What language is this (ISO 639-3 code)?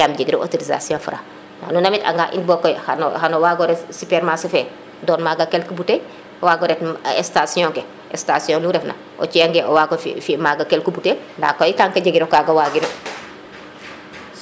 srr